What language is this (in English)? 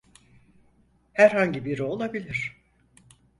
Turkish